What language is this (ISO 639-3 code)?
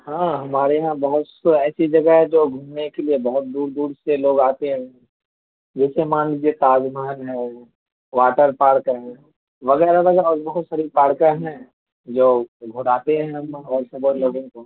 urd